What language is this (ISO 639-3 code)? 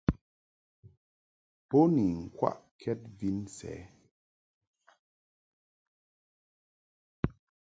mhk